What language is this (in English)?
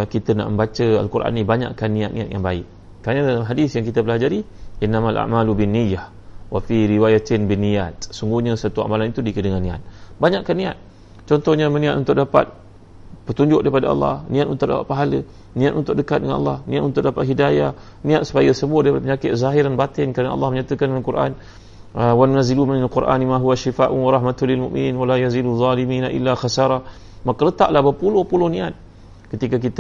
Malay